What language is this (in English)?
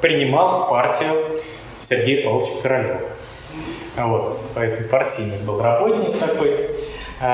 Russian